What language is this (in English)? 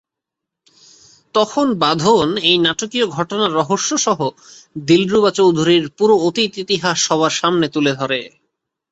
Bangla